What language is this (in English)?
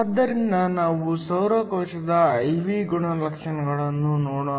Kannada